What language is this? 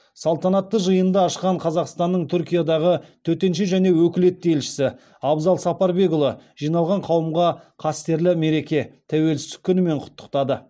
Kazakh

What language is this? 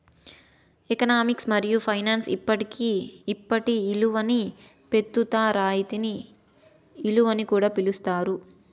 Telugu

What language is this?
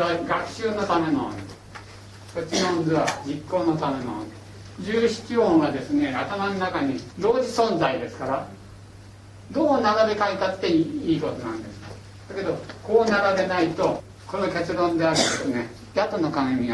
Japanese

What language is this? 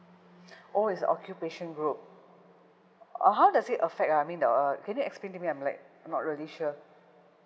English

